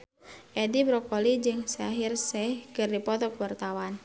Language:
Sundanese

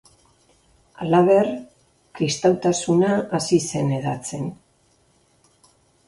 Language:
Basque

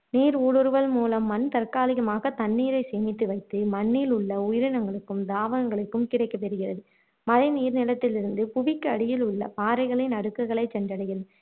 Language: Tamil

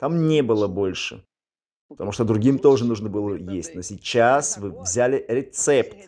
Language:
Russian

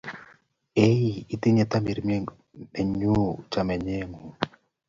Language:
Kalenjin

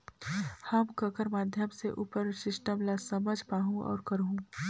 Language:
Chhattisgarhi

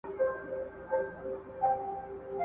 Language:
Pashto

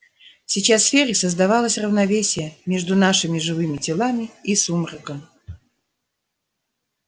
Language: Russian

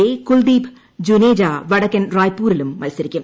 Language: Malayalam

